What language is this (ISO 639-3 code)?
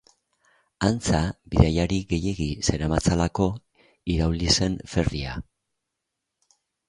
eus